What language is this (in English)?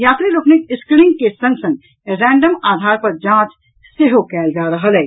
Maithili